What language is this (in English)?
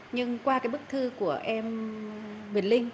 Vietnamese